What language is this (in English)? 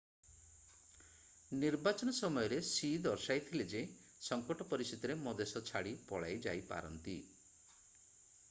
Odia